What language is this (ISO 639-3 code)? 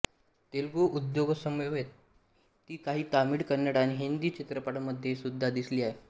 mar